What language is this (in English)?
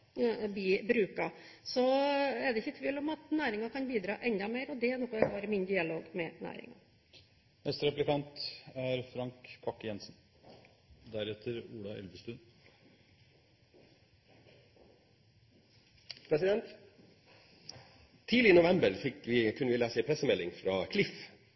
Norwegian Bokmål